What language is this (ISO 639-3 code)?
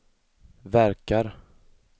swe